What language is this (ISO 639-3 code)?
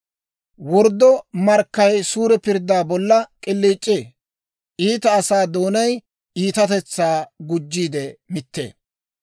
dwr